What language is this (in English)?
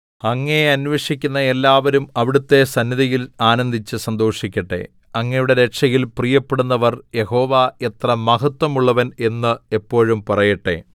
Malayalam